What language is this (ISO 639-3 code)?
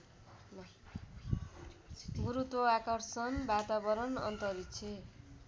nep